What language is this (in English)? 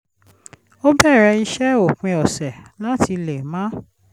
Yoruba